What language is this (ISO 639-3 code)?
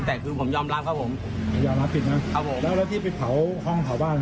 tha